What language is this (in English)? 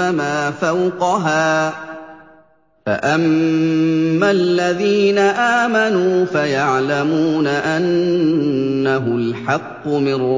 Arabic